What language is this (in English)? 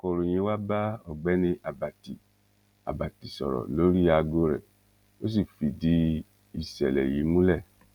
Yoruba